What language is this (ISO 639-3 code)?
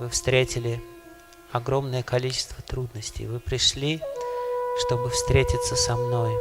rus